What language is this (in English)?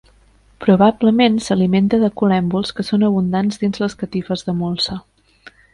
Catalan